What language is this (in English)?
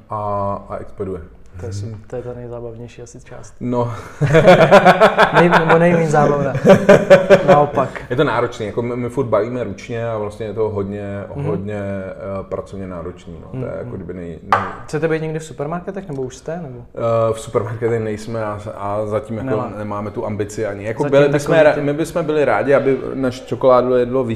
Czech